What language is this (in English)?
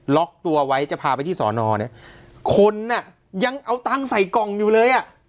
Thai